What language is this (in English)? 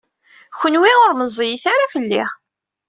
Kabyle